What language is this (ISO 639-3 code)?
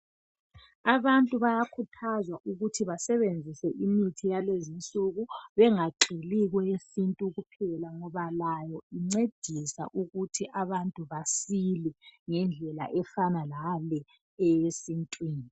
nde